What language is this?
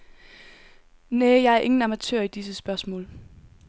Danish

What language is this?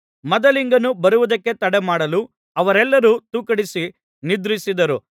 Kannada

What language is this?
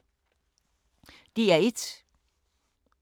Danish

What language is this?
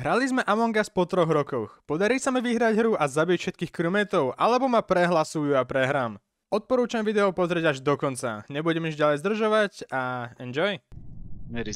Slovak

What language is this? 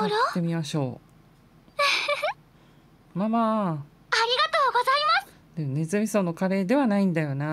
Japanese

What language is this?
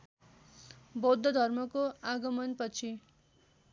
Nepali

